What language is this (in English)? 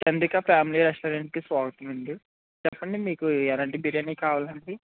Telugu